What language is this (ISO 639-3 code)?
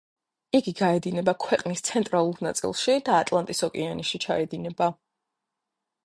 kat